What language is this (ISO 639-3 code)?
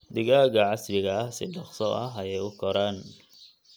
som